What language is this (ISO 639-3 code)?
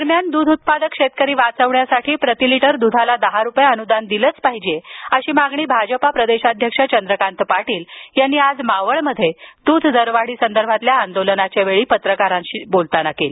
mar